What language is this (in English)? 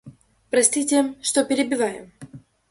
Russian